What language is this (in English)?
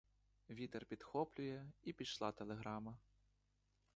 Ukrainian